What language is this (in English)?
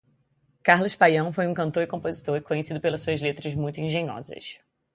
Portuguese